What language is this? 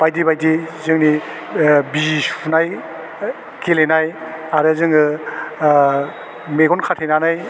Bodo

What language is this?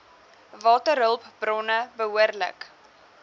Afrikaans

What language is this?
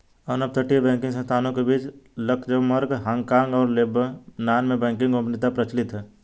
Hindi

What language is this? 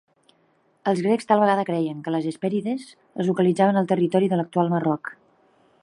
Catalan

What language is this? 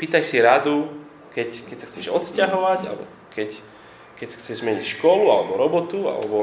Slovak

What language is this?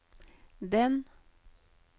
Norwegian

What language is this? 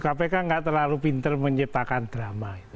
Indonesian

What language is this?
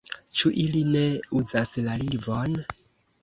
Esperanto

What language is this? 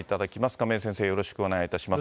Japanese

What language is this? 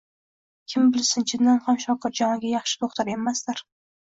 Uzbek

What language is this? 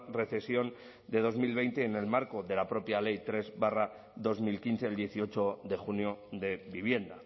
Spanish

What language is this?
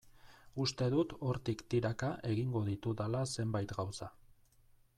Basque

